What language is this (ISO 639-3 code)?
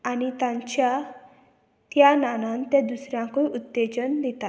kok